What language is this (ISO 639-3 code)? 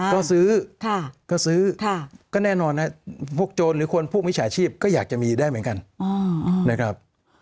tha